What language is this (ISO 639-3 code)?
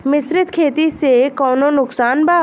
bho